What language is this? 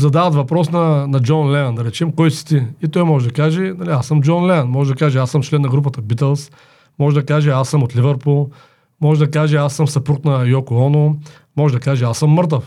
Bulgarian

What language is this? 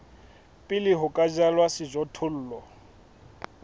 Southern Sotho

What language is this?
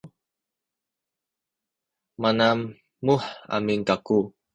Sakizaya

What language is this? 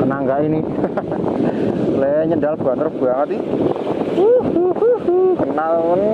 Indonesian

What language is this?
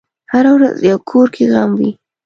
Pashto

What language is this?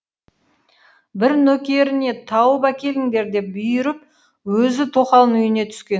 Kazakh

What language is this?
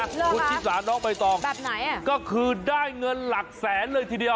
Thai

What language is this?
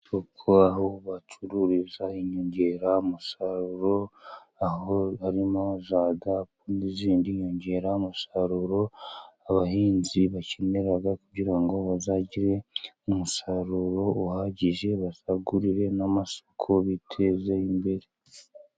Kinyarwanda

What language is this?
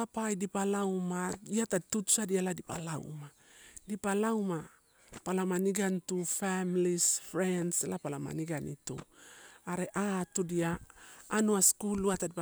Torau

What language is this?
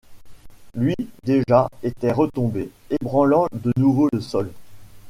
French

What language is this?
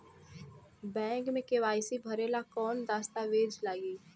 Bhojpuri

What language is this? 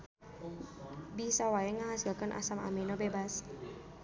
Sundanese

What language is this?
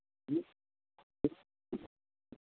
Maithili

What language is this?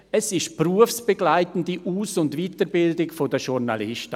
Swiss German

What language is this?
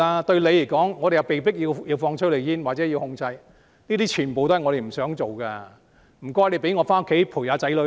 Cantonese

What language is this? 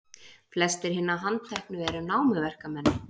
Icelandic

